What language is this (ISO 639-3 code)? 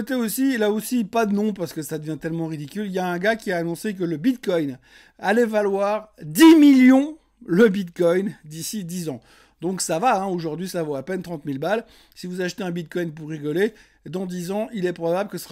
fra